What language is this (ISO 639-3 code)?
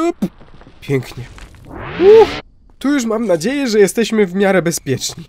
pol